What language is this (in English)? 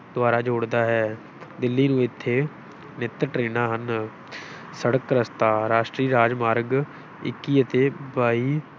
Punjabi